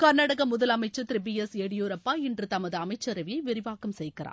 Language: Tamil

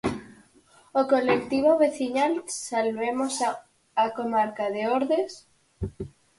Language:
Galician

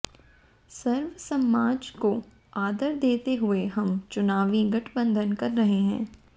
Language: Hindi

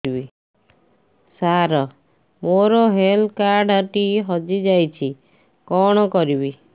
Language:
Odia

